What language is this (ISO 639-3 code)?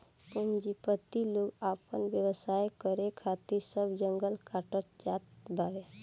bho